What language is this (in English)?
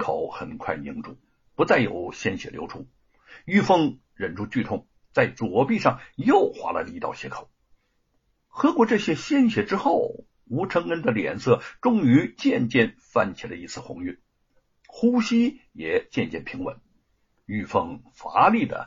Chinese